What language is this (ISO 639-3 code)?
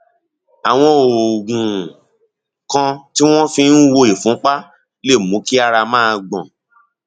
yor